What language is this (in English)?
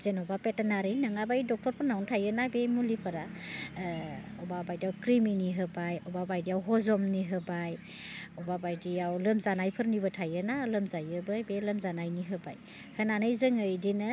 Bodo